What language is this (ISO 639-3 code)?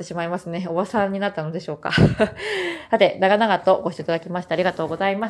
jpn